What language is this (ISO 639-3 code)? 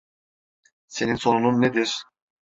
tur